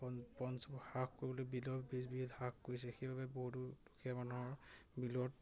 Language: Assamese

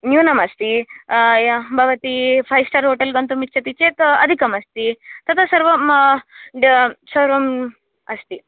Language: Sanskrit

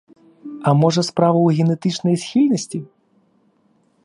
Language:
Belarusian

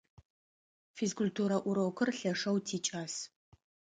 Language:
Adyghe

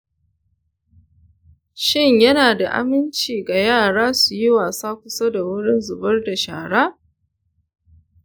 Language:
Hausa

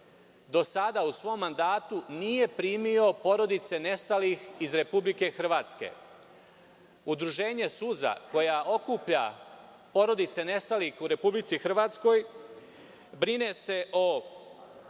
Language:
Serbian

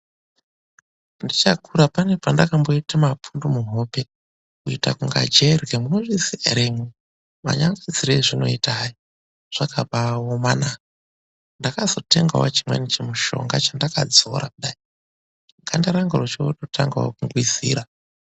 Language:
Ndau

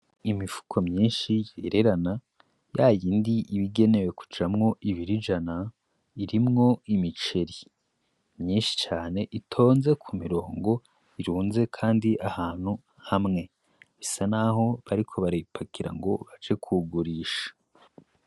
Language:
Rundi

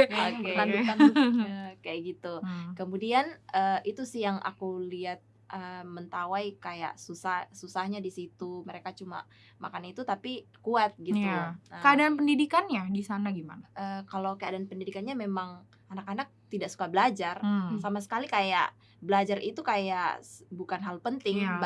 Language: Indonesian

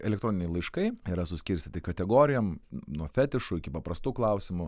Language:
Lithuanian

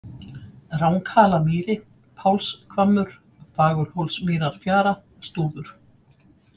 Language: Icelandic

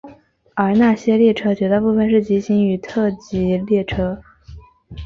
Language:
Chinese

